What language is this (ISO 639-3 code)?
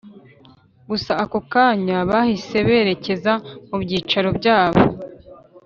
kin